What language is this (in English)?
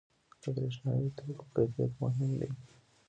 Pashto